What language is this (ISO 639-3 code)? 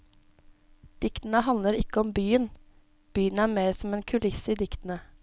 nor